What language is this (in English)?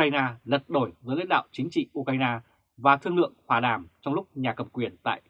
Vietnamese